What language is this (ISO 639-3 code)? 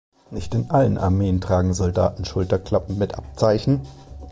deu